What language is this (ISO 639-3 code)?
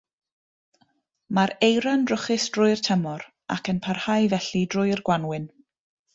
cym